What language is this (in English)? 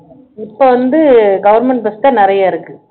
Tamil